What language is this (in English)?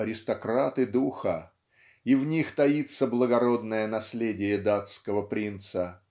Russian